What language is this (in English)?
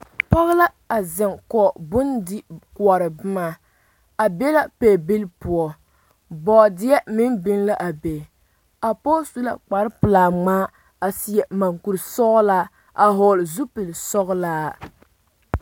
Southern Dagaare